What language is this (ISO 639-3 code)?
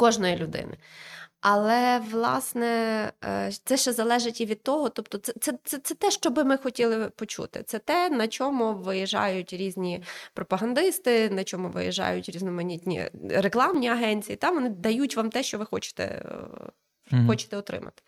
ukr